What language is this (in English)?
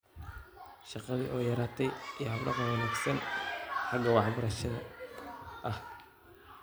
Somali